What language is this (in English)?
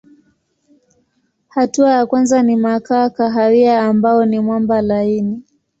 Swahili